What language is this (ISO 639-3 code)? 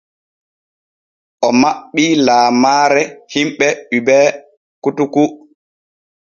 fue